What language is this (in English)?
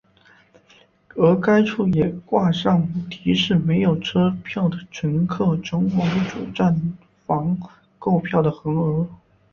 Chinese